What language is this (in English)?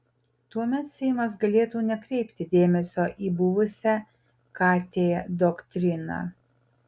Lithuanian